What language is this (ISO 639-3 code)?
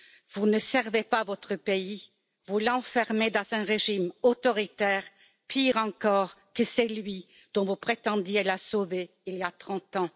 fra